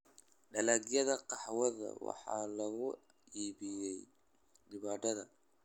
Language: Somali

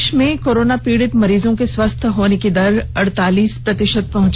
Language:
Hindi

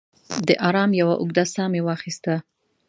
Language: Pashto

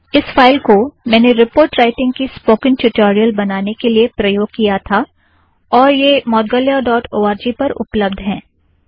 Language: Hindi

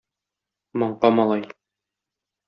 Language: Tatar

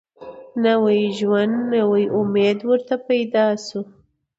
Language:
Pashto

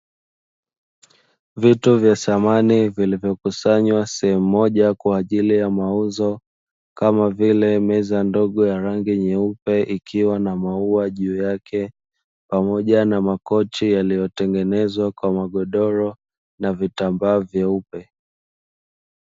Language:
Swahili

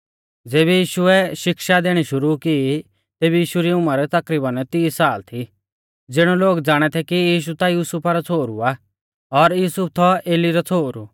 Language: Mahasu Pahari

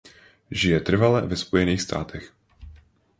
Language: Czech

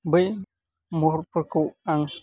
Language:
Bodo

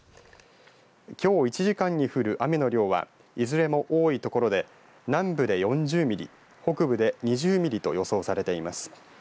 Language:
Japanese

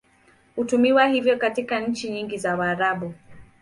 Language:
Swahili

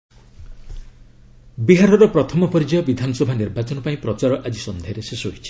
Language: Odia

